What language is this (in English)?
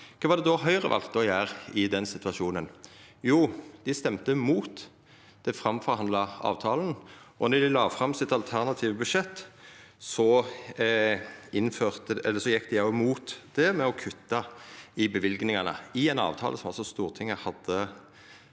Norwegian